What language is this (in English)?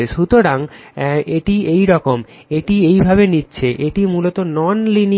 Bangla